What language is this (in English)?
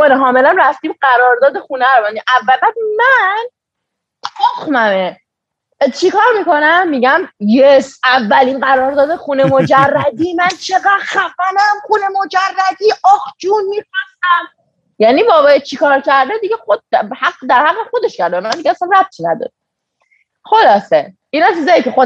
Persian